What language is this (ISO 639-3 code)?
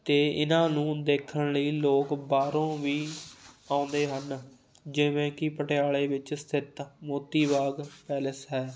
pan